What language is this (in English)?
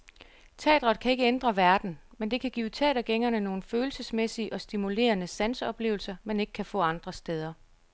Danish